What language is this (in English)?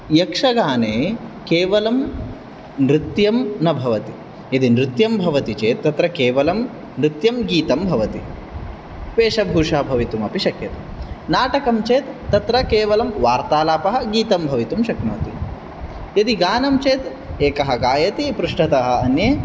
Sanskrit